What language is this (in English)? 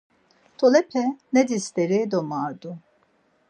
Laz